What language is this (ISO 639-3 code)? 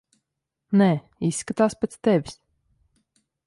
lav